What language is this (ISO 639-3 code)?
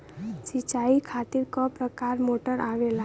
bho